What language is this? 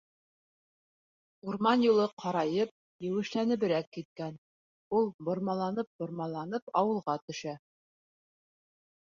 Bashkir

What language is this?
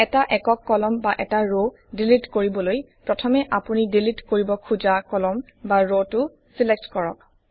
Assamese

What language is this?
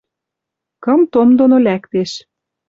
Western Mari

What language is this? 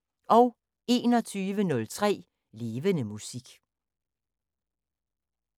Danish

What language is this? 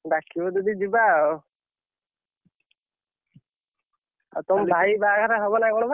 Odia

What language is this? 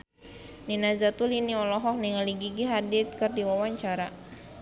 Sundanese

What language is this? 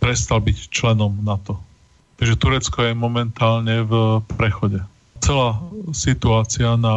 Slovak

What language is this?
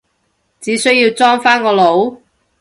Cantonese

